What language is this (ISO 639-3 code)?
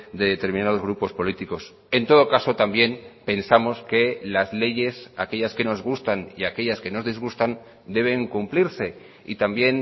spa